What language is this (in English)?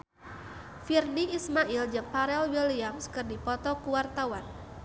Sundanese